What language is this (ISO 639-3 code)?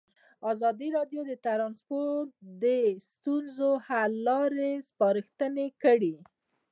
pus